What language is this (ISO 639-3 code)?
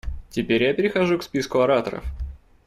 rus